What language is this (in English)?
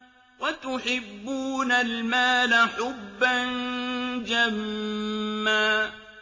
Arabic